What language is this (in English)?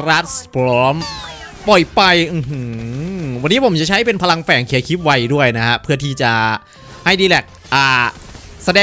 Thai